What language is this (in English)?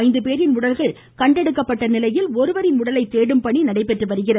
Tamil